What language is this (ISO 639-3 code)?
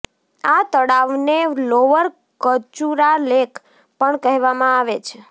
guj